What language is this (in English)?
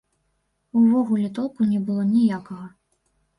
Belarusian